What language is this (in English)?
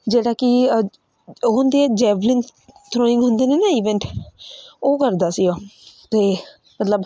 Punjabi